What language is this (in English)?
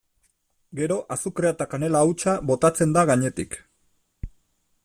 Basque